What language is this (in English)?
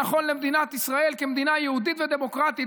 Hebrew